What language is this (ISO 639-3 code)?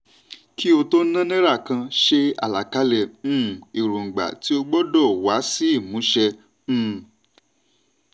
yor